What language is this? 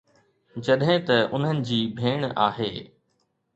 Sindhi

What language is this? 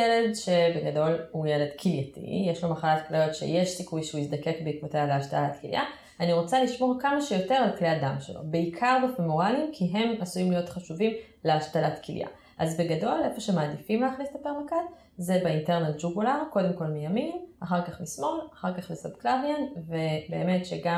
Hebrew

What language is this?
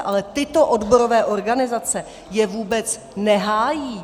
Czech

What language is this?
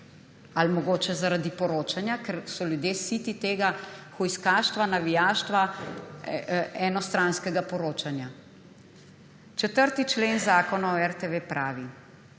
Slovenian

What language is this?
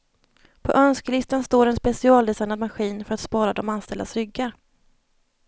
Swedish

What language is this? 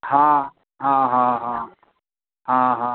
Sindhi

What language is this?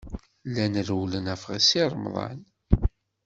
Kabyle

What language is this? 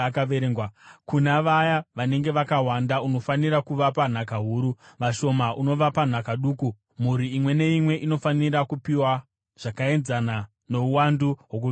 Shona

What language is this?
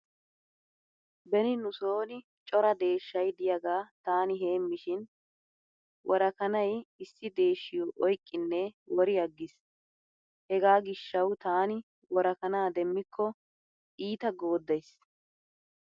Wolaytta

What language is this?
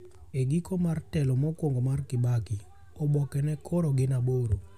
Luo (Kenya and Tanzania)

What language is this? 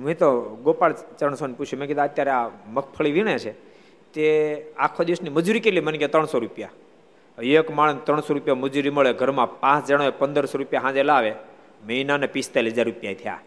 Gujarati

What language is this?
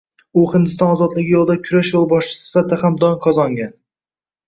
Uzbek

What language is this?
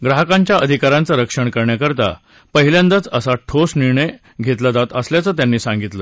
Marathi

